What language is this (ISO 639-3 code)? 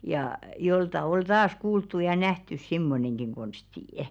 fin